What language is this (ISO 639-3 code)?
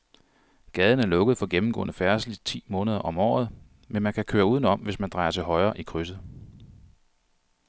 dan